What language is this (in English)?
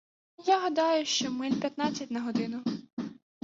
Ukrainian